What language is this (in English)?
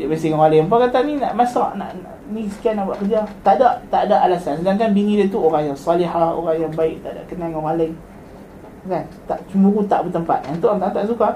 Malay